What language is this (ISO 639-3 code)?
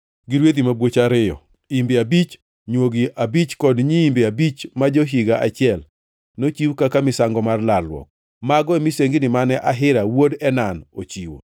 luo